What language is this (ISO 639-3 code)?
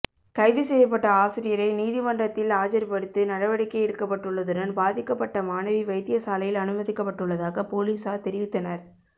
tam